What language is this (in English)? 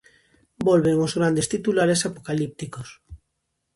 Galician